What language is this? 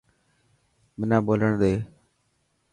Dhatki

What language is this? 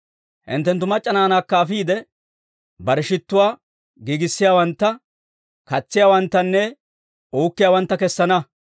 Dawro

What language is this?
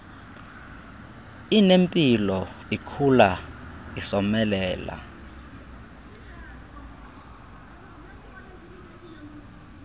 Xhosa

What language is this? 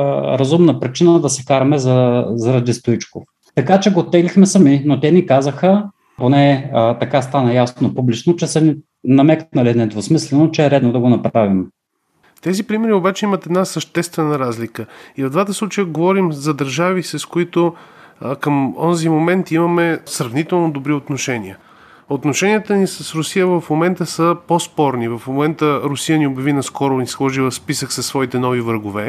Bulgarian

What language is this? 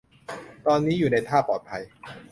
Thai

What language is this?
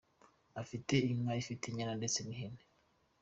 Kinyarwanda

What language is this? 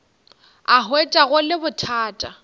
Northern Sotho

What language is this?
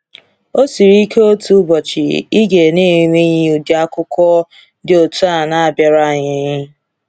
Igbo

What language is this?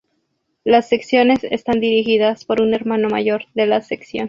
Spanish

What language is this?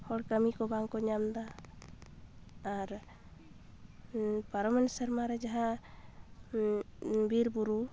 Santali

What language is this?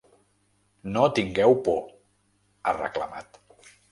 Catalan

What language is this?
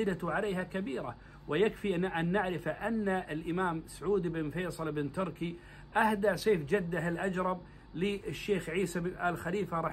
Arabic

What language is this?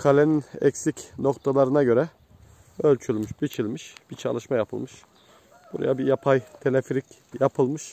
Turkish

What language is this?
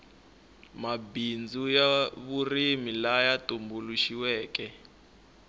Tsonga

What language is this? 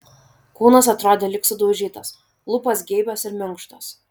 Lithuanian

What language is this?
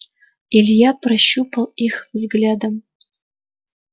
Russian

